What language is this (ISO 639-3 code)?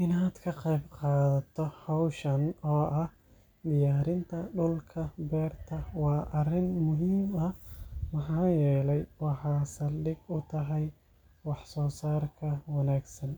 som